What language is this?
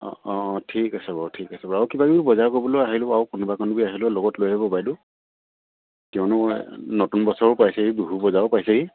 Assamese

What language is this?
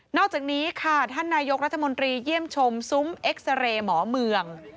Thai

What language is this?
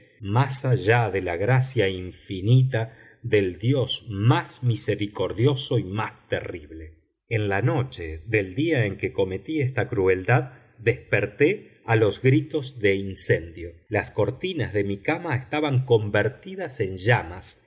Spanish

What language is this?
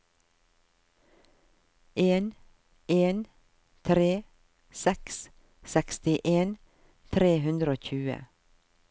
Norwegian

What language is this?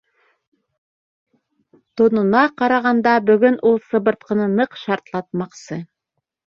Bashkir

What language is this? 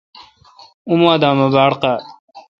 Kalkoti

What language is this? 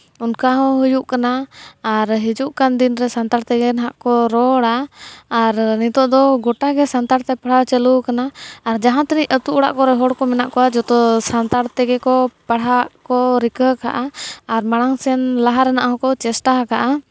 Santali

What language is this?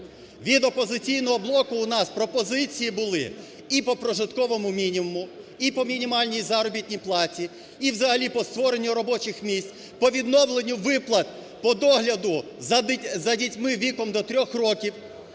Ukrainian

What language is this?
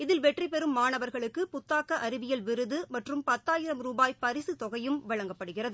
Tamil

